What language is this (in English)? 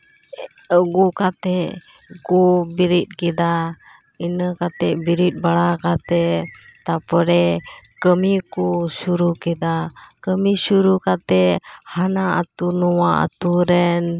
Santali